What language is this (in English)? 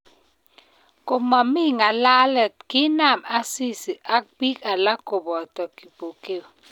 Kalenjin